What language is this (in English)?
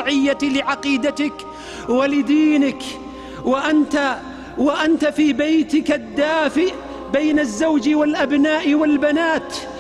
Arabic